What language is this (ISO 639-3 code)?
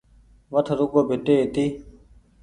gig